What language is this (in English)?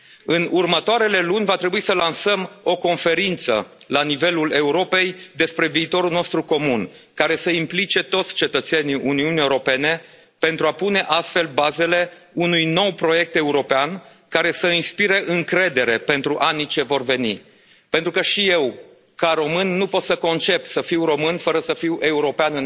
Romanian